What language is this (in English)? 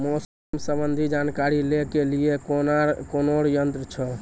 Maithili